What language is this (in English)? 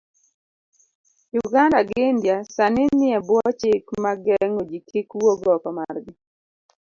Luo (Kenya and Tanzania)